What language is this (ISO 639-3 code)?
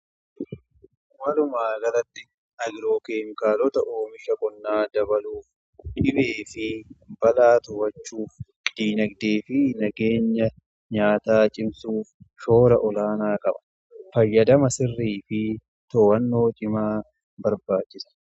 orm